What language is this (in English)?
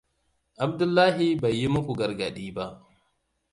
Hausa